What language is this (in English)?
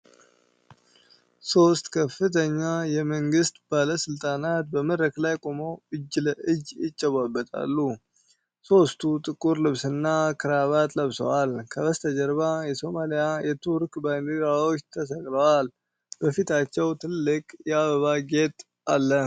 Amharic